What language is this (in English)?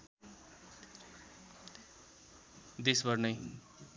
Nepali